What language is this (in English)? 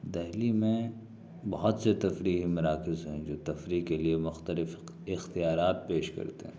Urdu